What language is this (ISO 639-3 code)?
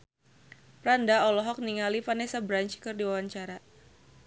sun